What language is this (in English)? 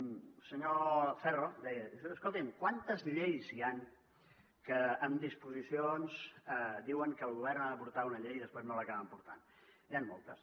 Catalan